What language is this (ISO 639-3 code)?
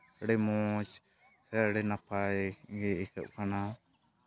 sat